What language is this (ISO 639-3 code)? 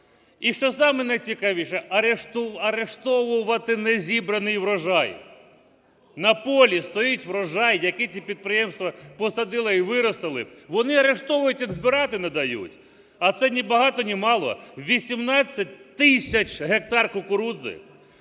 ukr